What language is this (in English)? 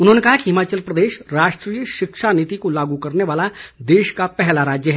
Hindi